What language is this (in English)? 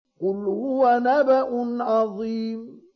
Arabic